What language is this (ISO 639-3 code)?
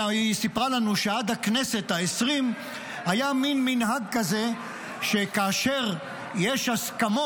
heb